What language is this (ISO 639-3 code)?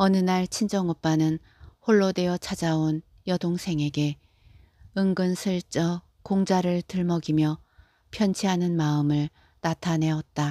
kor